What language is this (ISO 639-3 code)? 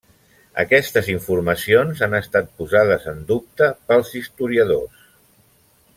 cat